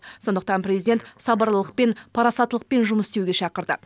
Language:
Kazakh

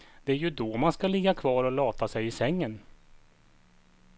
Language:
Swedish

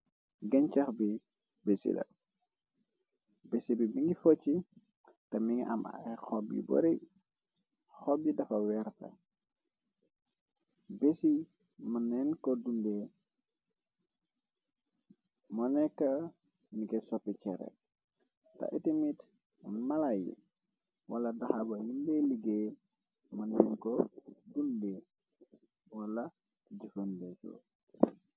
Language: Wolof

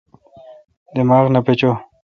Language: Kalkoti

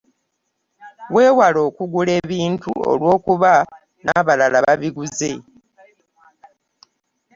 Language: Ganda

